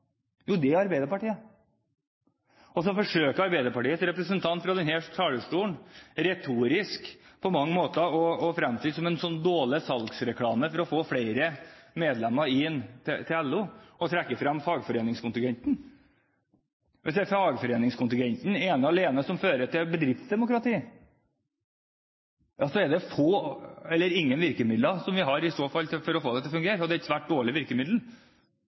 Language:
Norwegian Bokmål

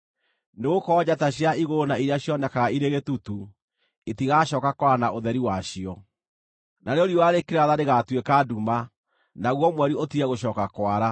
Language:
Kikuyu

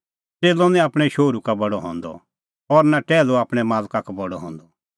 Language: Kullu Pahari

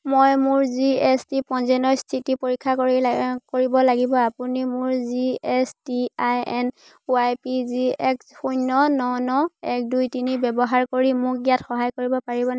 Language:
Assamese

